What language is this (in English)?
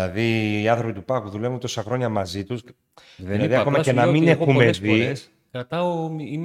Greek